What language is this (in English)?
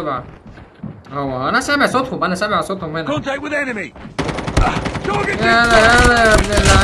Arabic